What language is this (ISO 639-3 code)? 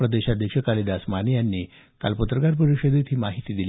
mar